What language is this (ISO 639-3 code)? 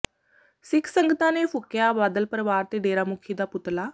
pan